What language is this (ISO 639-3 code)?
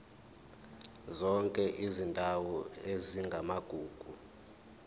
zul